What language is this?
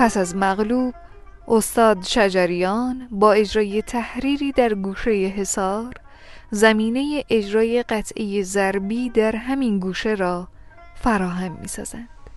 Persian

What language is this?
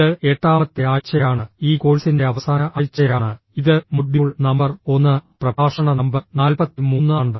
Malayalam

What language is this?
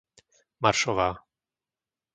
Slovak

